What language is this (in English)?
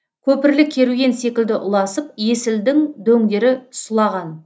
Kazakh